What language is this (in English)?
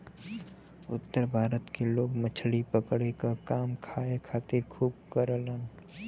Bhojpuri